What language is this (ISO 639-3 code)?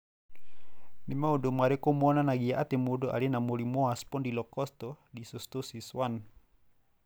kik